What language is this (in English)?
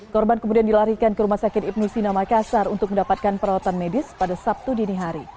Indonesian